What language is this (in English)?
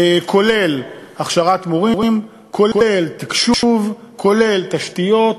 Hebrew